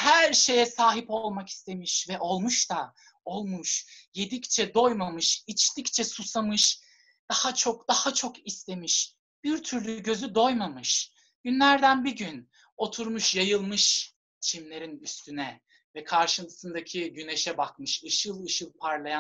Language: Turkish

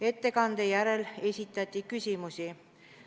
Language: Estonian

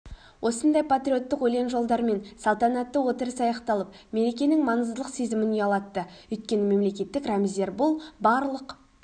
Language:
Kazakh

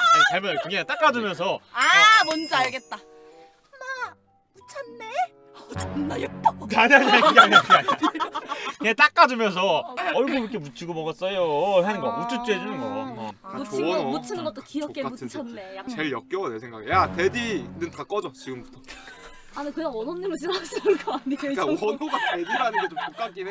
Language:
Korean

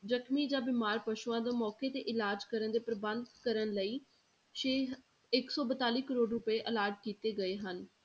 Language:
Punjabi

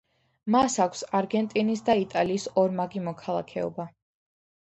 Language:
Georgian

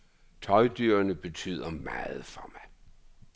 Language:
Danish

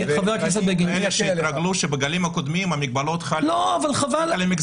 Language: Hebrew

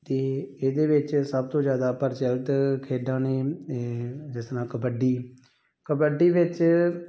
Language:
Punjabi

